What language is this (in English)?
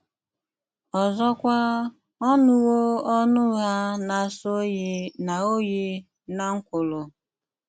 Igbo